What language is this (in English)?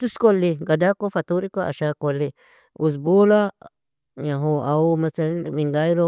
Nobiin